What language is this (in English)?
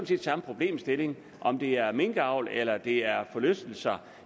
Danish